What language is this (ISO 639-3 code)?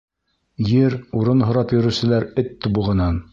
bak